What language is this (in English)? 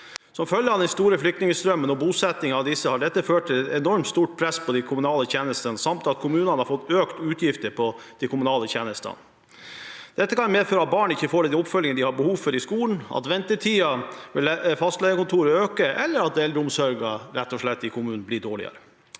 Norwegian